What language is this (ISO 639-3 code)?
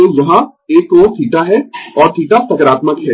hin